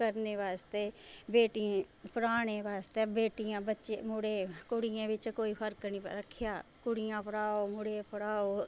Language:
Dogri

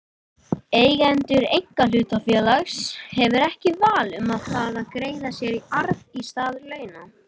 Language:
Icelandic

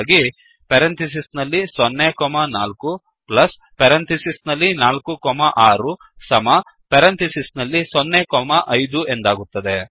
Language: Kannada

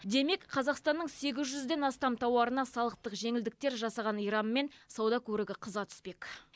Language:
Kazakh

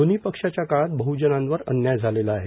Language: Marathi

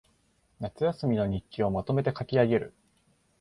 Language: Japanese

